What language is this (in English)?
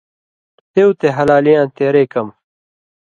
Indus Kohistani